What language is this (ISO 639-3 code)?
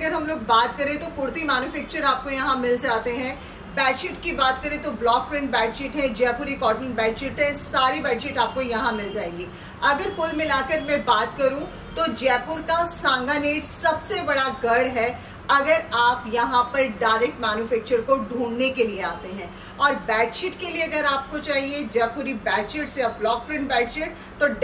hin